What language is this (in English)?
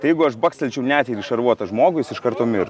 Lithuanian